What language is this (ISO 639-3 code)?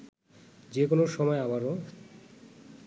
ben